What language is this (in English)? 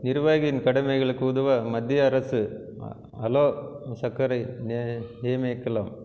Tamil